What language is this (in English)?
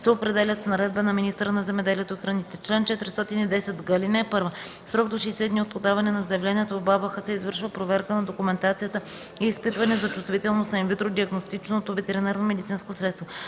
Bulgarian